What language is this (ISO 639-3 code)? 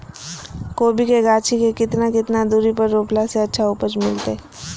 mag